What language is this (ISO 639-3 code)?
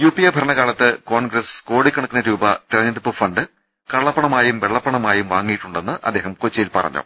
mal